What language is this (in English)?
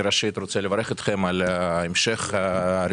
Hebrew